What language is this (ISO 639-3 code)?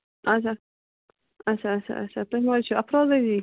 kas